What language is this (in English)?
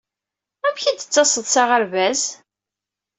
Kabyle